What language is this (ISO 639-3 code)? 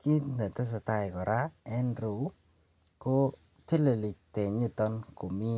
kln